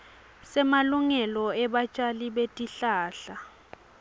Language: Swati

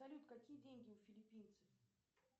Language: Russian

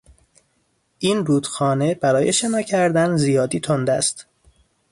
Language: Persian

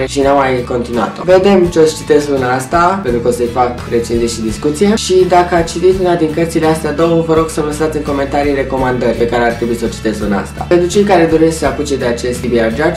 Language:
Romanian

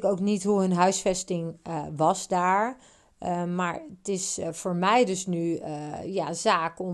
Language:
Dutch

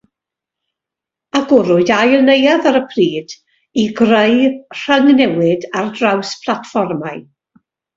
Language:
Welsh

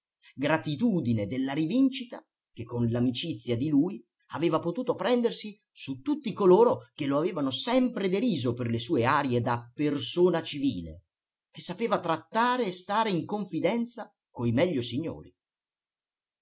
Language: Italian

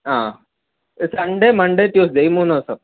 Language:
Malayalam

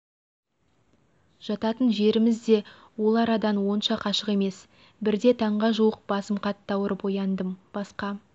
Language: Kazakh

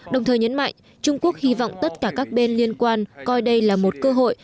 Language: Vietnamese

